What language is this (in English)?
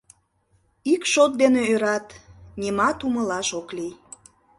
Mari